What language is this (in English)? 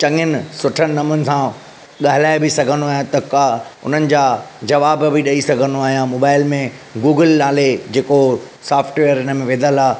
Sindhi